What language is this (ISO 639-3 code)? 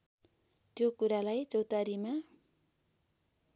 nep